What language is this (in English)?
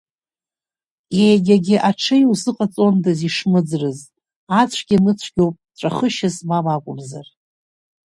Abkhazian